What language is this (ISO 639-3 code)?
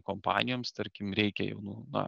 lit